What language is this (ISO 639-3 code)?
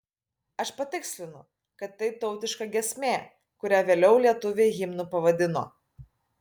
lit